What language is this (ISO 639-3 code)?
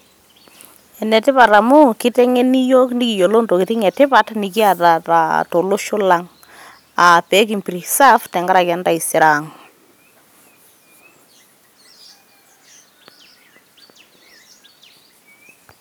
mas